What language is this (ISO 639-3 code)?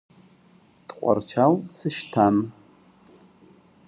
abk